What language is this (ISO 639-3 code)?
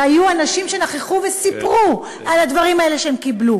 heb